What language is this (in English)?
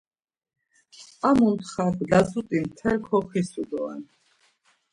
Laz